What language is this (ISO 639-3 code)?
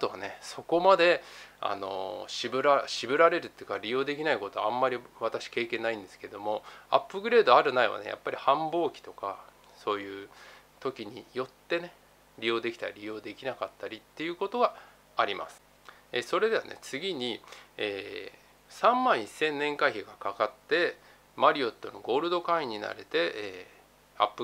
jpn